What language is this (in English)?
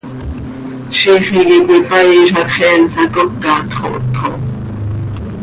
Seri